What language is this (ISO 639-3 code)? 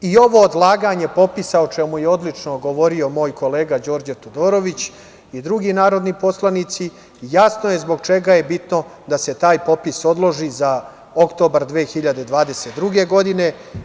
srp